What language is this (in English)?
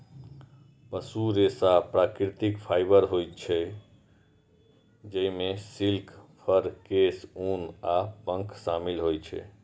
Maithili